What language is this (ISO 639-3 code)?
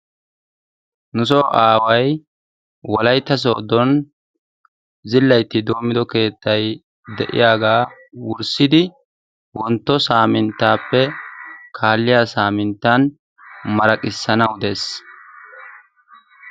wal